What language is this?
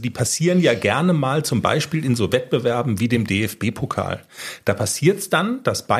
German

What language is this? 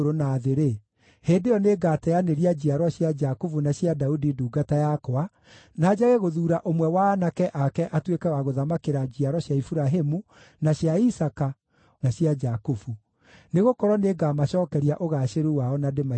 Kikuyu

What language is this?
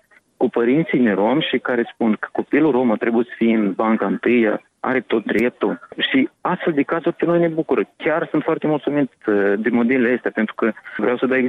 Romanian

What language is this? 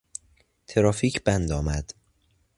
Persian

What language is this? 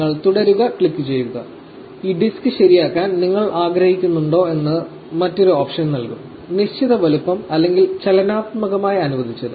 Malayalam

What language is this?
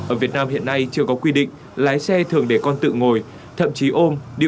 Vietnamese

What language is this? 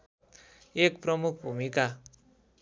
Nepali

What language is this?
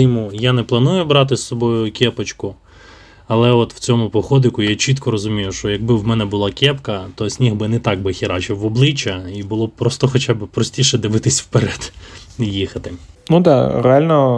Ukrainian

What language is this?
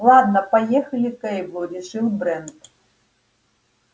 Russian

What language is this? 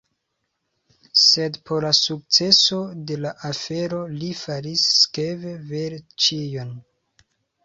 Esperanto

